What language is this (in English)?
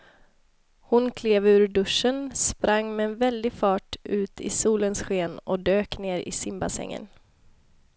Swedish